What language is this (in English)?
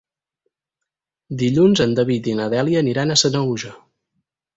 Catalan